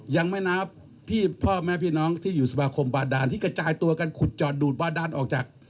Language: Thai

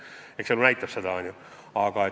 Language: Estonian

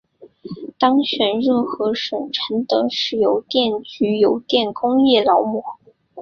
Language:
Chinese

